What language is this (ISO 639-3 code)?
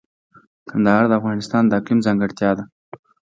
pus